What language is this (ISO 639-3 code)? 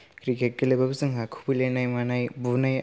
brx